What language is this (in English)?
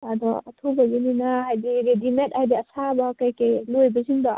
Manipuri